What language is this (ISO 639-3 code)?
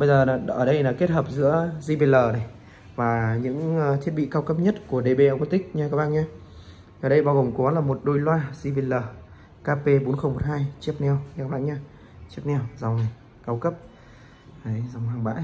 vie